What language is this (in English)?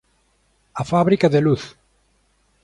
Galician